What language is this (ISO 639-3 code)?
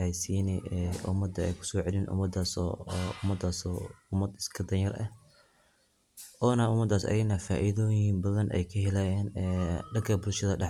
som